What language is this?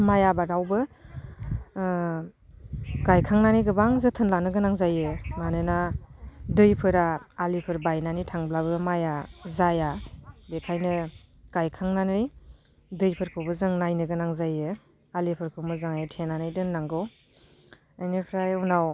Bodo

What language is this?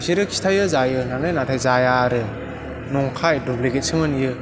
Bodo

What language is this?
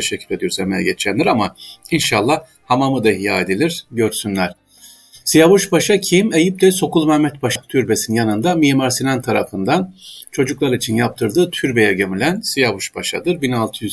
Turkish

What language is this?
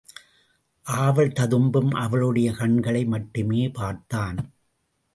Tamil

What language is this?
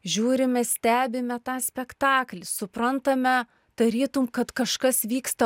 Lithuanian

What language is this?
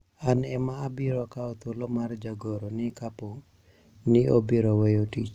Luo (Kenya and Tanzania)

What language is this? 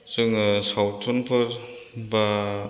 Bodo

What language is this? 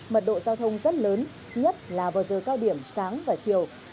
Vietnamese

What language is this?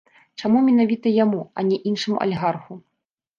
Belarusian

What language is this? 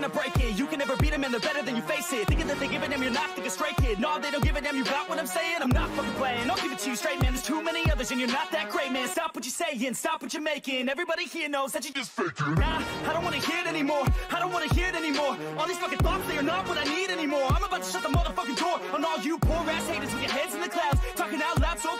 German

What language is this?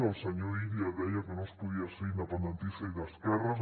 Catalan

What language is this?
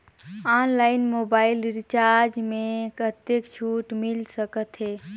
Chhattisgarhi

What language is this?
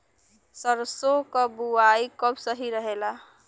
Bhojpuri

